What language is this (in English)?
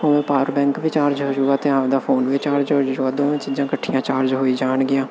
Punjabi